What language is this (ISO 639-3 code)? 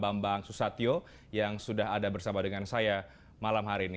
ind